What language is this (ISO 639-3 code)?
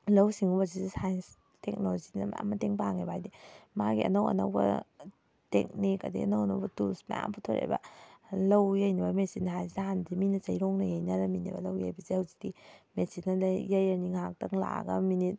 mni